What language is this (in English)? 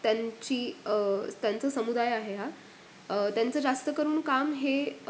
Marathi